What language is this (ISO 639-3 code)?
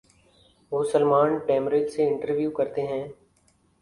urd